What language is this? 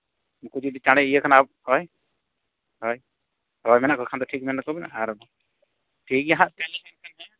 Santali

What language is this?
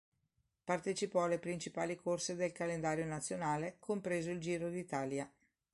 Italian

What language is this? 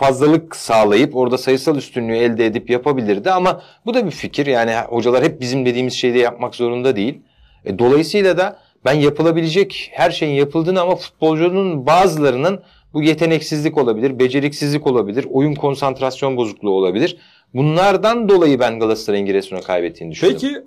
Turkish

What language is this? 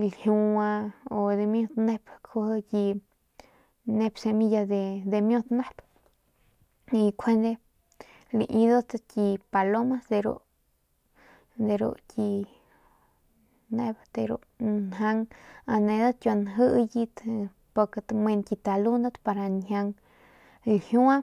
Northern Pame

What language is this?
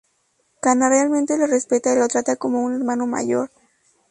Spanish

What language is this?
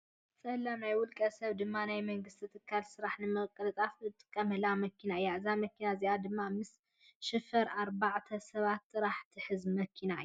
Tigrinya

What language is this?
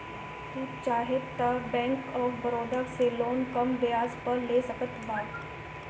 Bhojpuri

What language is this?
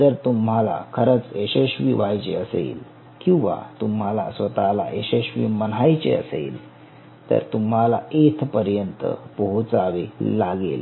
Marathi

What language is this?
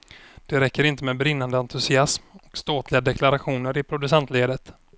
Swedish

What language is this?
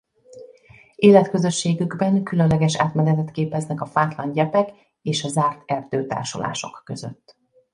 Hungarian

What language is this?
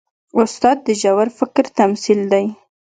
Pashto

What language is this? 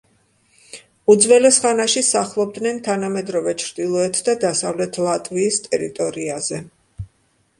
Georgian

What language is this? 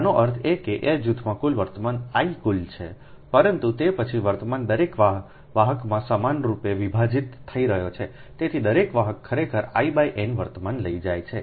Gujarati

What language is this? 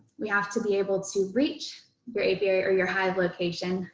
English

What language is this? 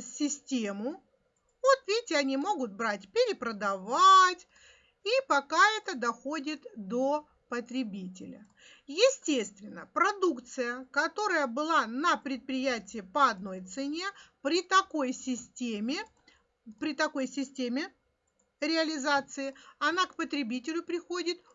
Russian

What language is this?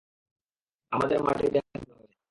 Bangla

